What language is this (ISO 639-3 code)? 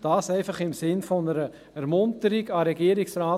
gsw